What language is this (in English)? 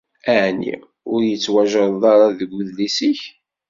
Kabyle